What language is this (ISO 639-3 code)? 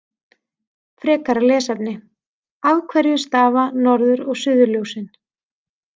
isl